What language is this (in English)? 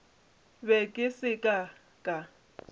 Northern Sotho